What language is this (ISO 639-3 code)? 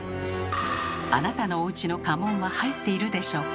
jpn